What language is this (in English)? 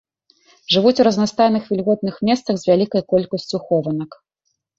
Belarusian